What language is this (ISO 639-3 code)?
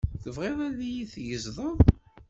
kab